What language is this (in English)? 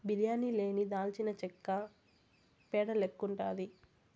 Telugu